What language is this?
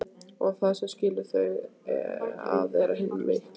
Icelandic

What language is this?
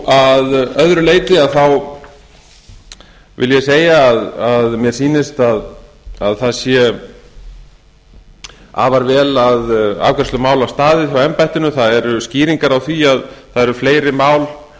Icelandic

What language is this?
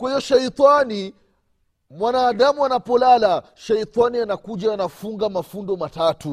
Swahili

